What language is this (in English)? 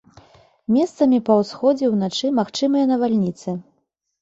Belarusian